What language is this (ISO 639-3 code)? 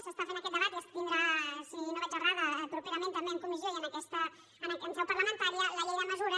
cat